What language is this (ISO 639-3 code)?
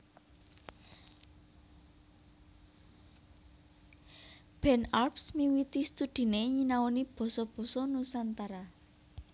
jav